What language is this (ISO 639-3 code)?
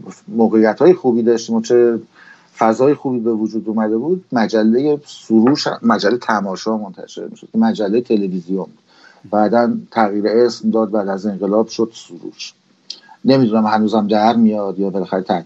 fas